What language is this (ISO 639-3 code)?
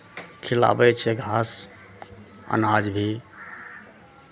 mai